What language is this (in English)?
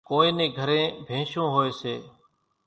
Kachi Koli